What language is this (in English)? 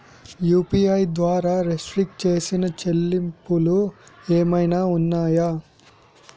Telugu